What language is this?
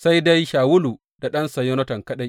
Hausa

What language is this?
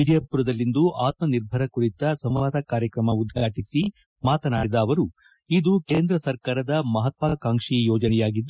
Kannada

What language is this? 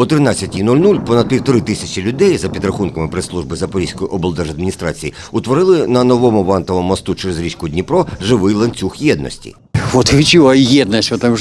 Ukrainian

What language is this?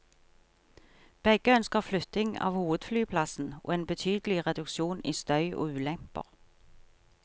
Norwegian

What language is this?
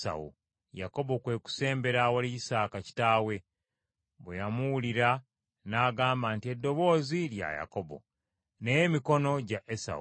Ganda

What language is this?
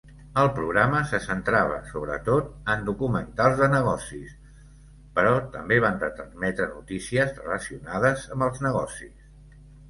Catalan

